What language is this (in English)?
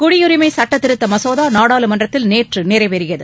Tamil